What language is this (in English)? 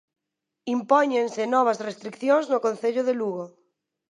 Galician